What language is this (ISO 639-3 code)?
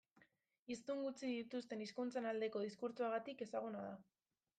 eus